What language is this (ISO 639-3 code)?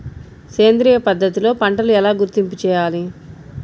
tel